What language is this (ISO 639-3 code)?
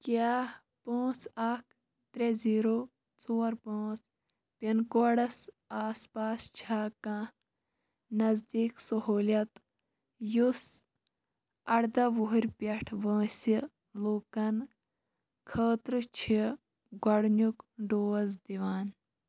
kas